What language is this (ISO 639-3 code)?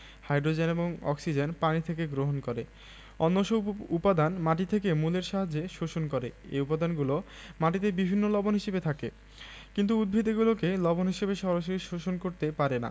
ben